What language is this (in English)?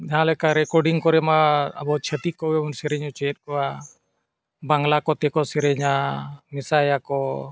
Santali